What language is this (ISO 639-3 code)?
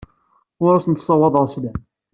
kab